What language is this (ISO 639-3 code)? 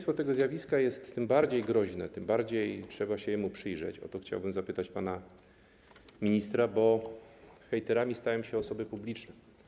pol